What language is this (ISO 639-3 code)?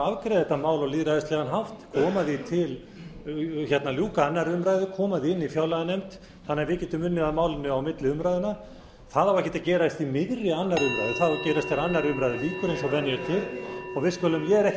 isl